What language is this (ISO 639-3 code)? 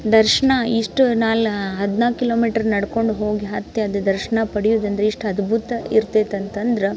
kan